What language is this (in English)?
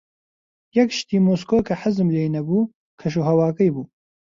Central Kurdish